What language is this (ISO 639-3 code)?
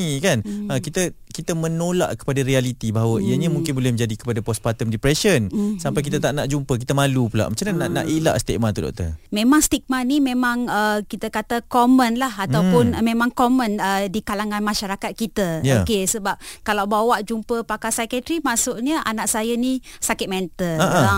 msa